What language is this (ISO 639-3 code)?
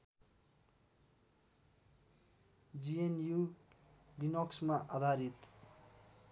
nep